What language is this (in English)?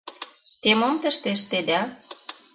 Mari